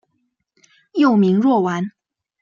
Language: Chinese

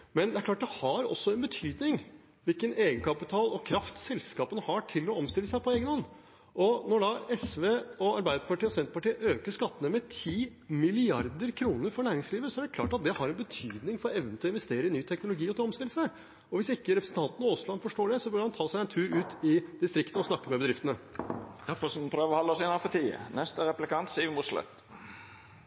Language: Norwegian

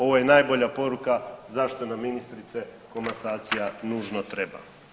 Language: Croatian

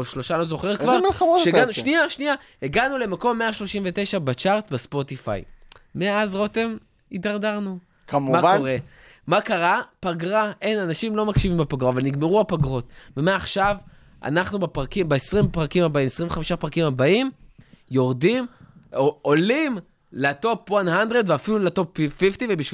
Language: Hebrew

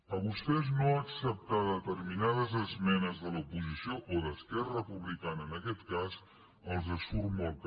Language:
Catalan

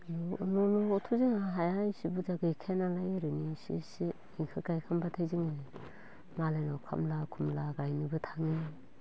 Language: Bodo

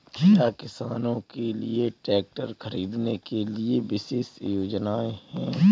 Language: Hindi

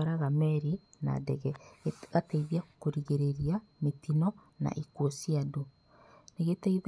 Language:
Kikuyu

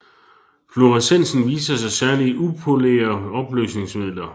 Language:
Danish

